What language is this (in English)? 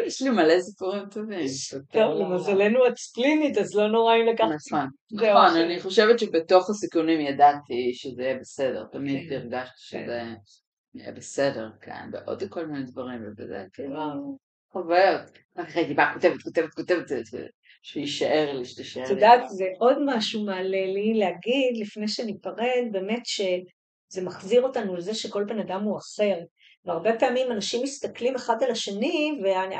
Hebrew